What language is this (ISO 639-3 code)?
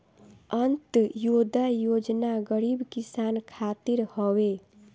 bho